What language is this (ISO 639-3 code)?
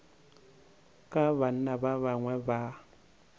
nso